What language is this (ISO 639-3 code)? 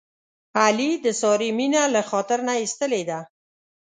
pus